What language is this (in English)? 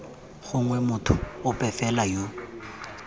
Tswana